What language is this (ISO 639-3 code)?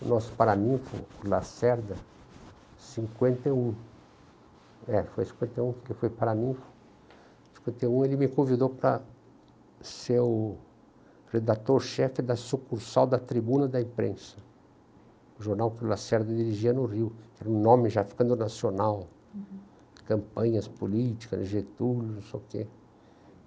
por